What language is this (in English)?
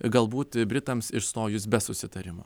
Lithuanian